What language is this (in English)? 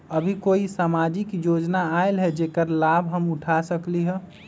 Magahi